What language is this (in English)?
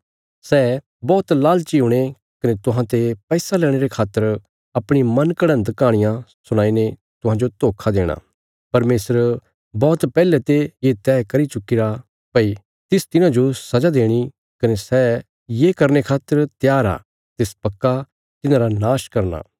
Bilaspuri